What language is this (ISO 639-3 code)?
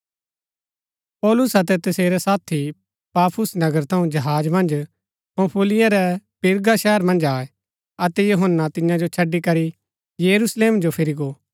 gbk